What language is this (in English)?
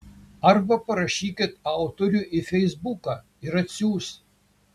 Lithuanian